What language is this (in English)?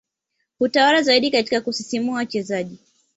Swahili